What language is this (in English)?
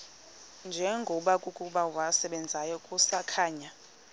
Xhosa